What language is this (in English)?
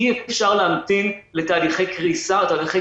Hebrew